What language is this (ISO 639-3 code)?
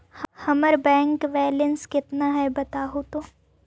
mag